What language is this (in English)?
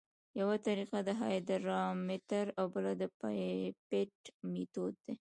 Pashto